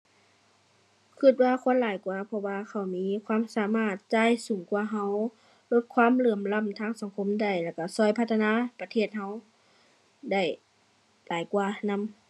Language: Thai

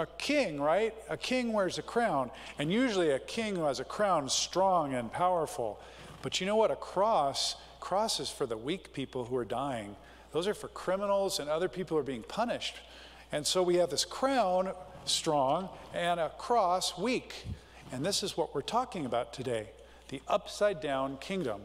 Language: English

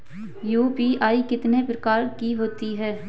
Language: Hindi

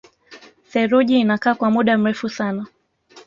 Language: Swahili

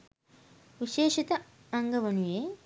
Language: Sinhala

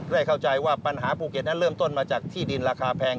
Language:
Thai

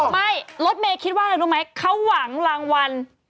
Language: Thai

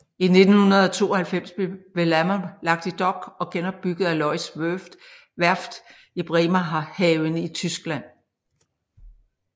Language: Danish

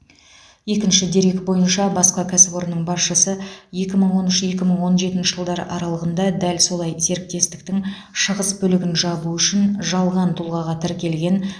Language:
Kazakh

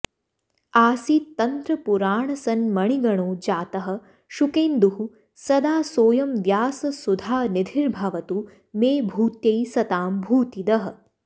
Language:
Sanskrit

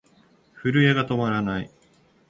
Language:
Japanese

